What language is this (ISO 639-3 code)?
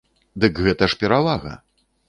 bel